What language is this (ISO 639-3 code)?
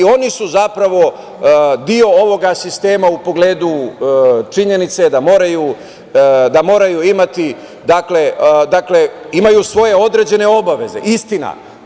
srp